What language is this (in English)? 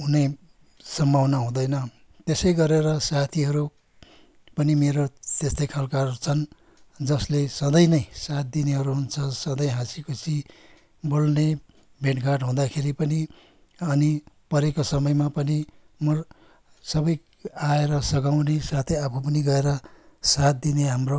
Nepali